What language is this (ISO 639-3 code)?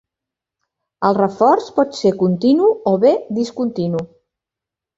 cat